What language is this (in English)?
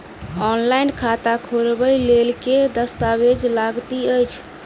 Maithili